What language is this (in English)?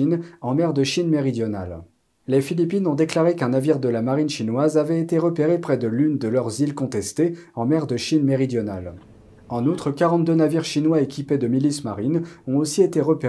French